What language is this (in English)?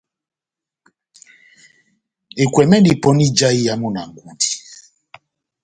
Batanga